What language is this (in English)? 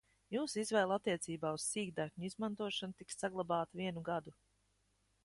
Latvian